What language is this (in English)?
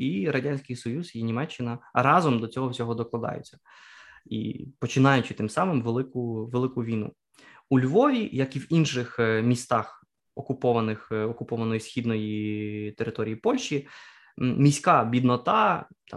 Ukrainian